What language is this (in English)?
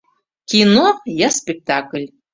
Mari